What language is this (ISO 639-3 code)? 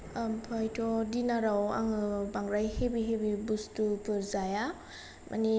brx